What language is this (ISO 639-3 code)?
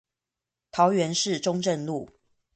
zho